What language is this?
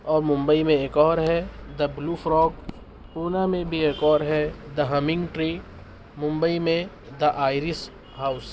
Urdu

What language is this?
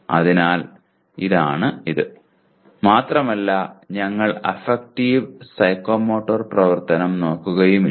Malayalam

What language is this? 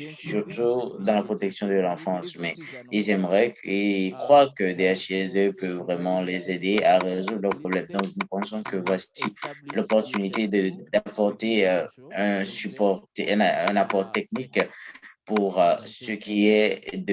French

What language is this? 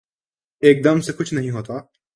Urdu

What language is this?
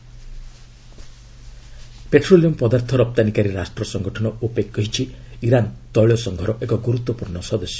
Odia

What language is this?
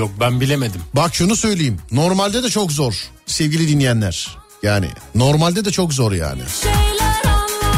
Turkish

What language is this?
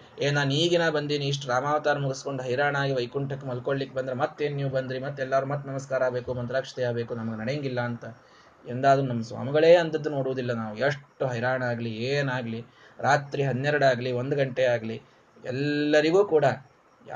Kannada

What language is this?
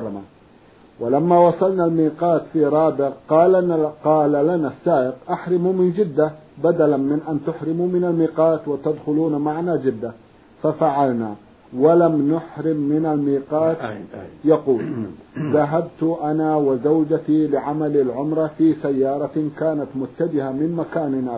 Arabic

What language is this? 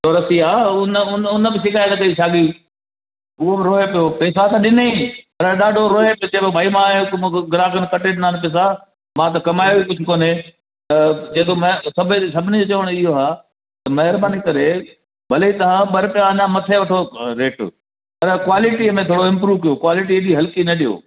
Sindhi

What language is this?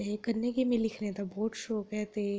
Dogri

